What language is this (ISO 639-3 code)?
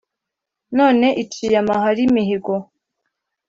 kin